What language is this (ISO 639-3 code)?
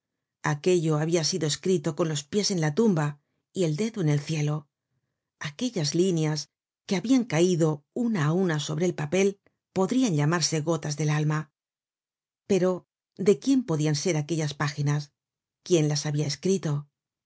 spa